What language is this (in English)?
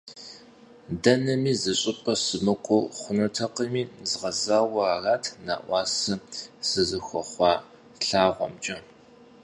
Kabardian